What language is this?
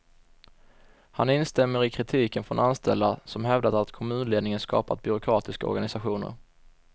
Swedish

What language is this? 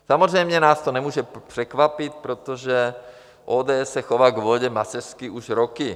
Czech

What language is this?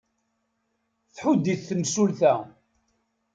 Kabyle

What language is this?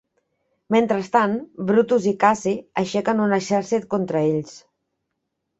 Catalan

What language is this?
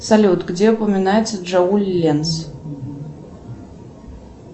Russian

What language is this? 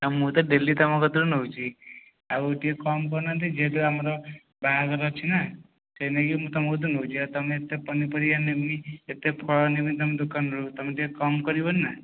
Odia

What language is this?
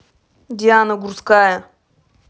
Russian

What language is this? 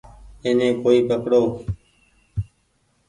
Goaria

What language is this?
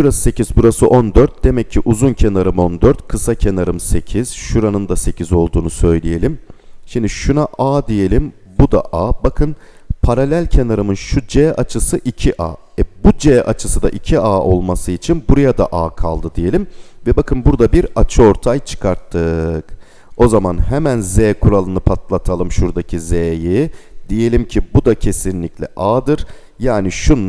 Turkish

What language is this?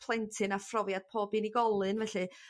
Welsh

